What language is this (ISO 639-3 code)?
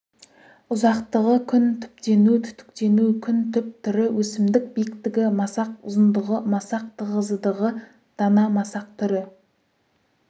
kaz